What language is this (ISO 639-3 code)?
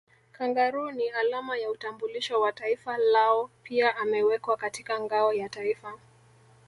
swa